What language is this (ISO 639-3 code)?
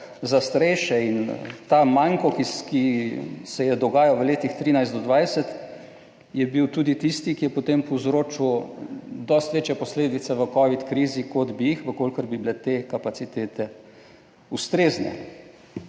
slv